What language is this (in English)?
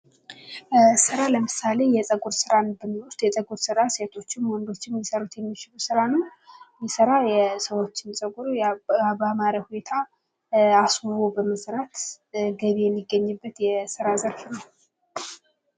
Amharic